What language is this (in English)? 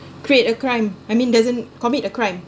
English